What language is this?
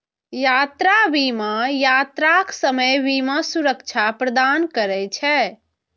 Maithili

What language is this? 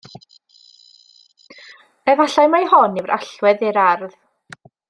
Welsh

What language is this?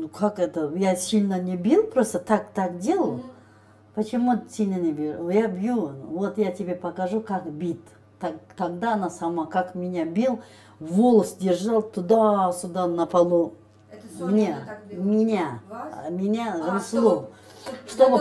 Russian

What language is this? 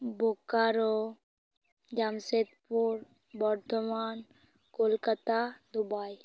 Santali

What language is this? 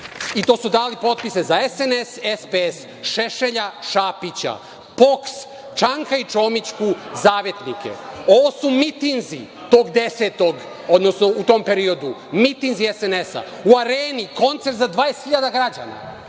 Serbian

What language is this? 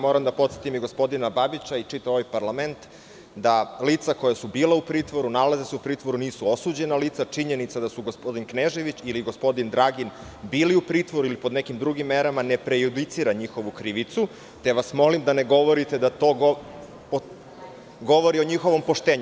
Serbian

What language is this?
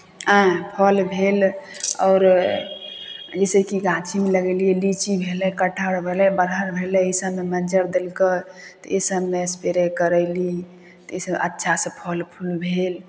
Maithili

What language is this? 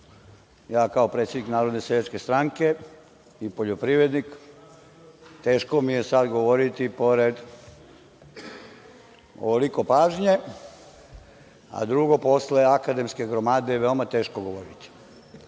Serbian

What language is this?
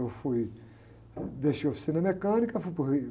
Portuguese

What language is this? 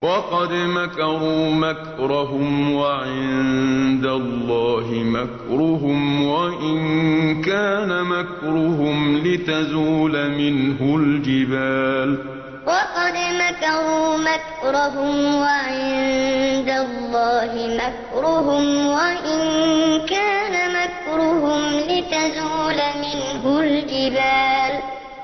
Arabic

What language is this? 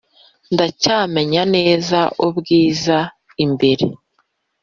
Kinyarwanda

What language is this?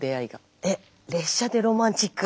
Japanese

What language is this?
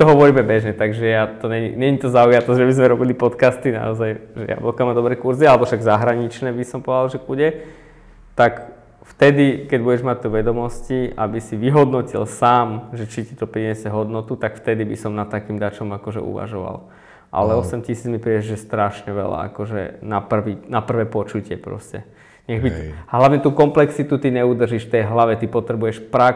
Slovak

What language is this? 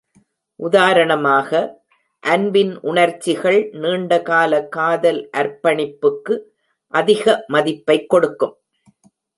Tamil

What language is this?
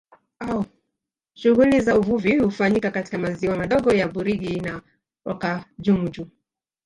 Swahili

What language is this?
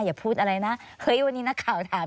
Thai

